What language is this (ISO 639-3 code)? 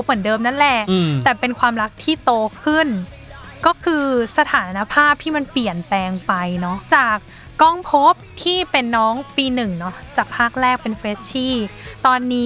tha